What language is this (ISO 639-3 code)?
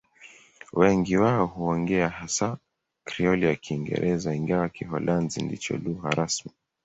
swa